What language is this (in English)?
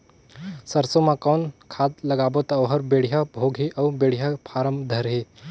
Chhattisgarhi